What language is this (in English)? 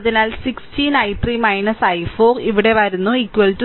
Malayalam